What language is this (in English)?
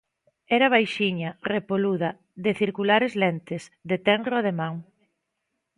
Galician